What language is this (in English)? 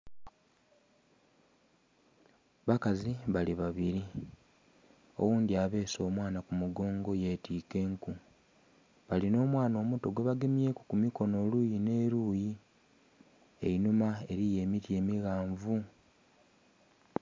Soga